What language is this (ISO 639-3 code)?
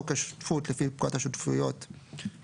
heb